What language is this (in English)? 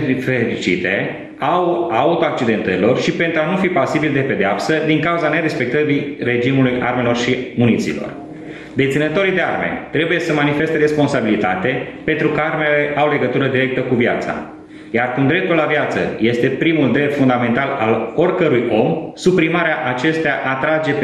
Romanian